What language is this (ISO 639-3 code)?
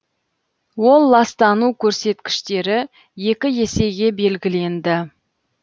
kaz